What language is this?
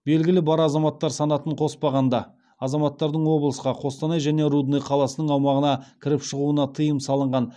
Kazakh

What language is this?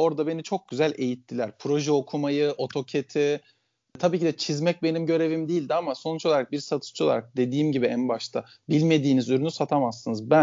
Turkish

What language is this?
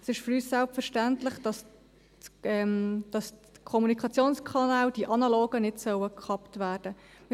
Swiss German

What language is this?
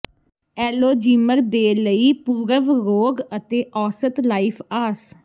Punjabi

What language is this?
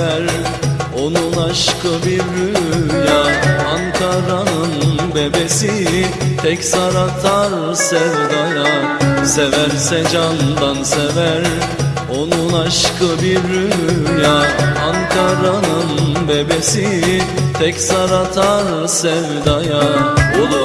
Turkish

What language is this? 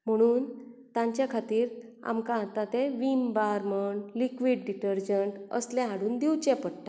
Konkani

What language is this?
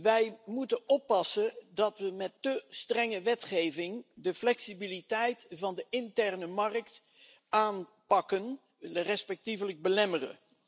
Dutch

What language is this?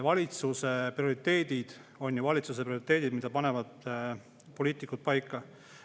Estonian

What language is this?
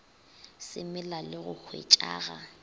Northern Sotho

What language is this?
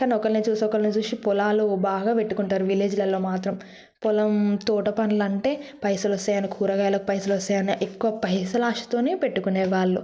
Telugu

